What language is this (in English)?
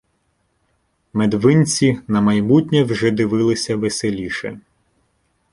Ukrainian